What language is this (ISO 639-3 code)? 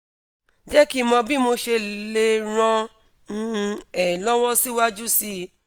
yor